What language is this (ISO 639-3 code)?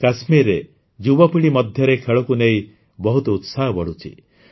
ori